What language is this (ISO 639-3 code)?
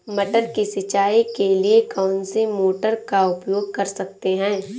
hin